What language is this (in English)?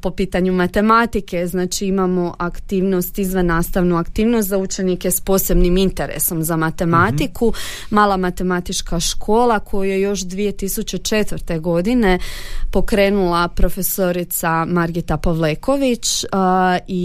Croatian